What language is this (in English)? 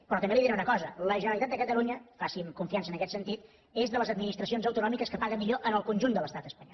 Catalan